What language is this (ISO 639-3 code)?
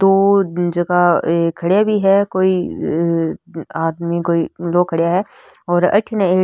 raj